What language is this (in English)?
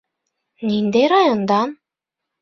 Bashkir